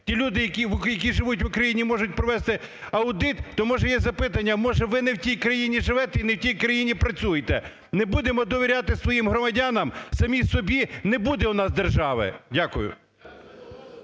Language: Ukrainian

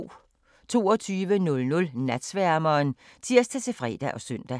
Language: Danish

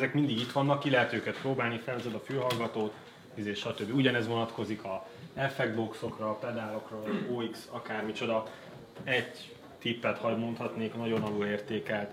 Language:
Hungarian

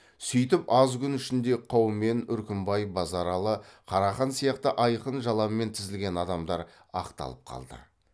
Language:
Kazakh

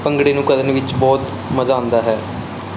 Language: Punjabi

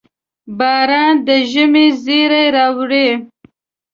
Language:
Pashto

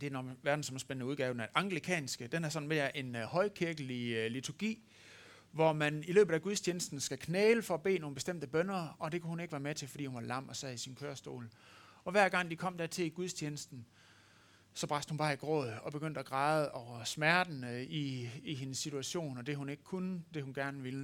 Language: Danish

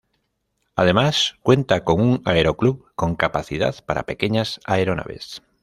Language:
Spanish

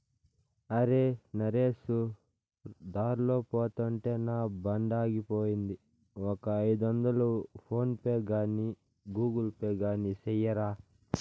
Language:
Telugu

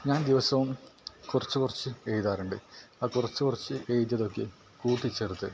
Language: Malayalam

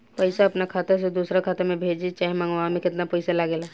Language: Bhojpuri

